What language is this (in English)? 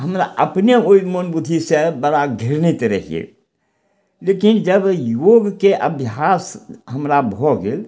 Maithili